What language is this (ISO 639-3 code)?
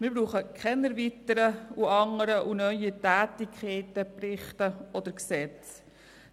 gsw